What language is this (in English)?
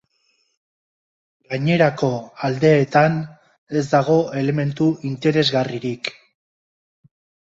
Basque